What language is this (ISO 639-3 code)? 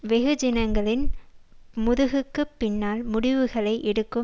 tam